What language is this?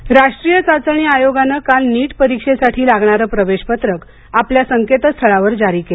Marathi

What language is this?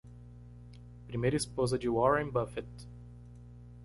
Portuguese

